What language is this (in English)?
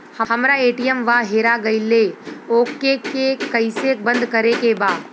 Bhojpuri